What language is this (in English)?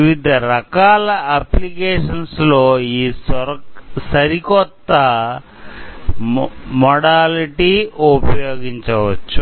Telugu